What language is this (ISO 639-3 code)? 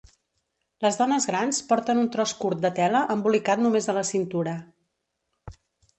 cat